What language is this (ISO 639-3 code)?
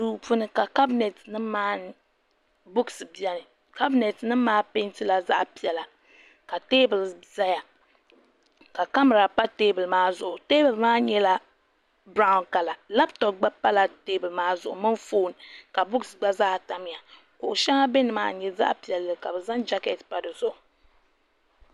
dag